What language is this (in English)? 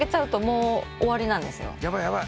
Japanese